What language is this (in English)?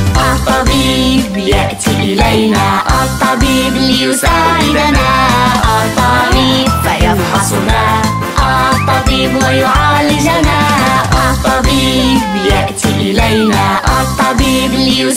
Arabic